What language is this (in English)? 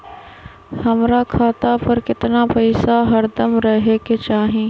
Magahi